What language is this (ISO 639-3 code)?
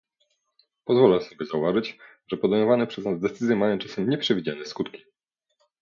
pol